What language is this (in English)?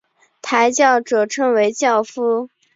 Chinese